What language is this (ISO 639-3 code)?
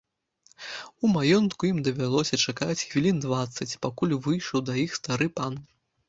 bel